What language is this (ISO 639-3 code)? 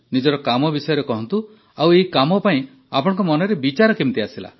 ori